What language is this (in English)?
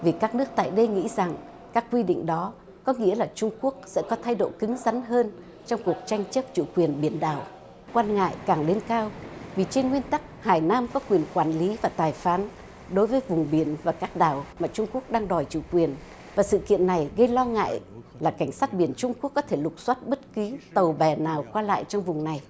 Vietnamese